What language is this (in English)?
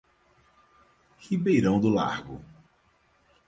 Portuguese